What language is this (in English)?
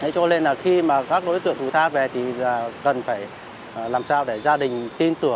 Vietnamese